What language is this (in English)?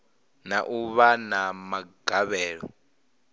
Venda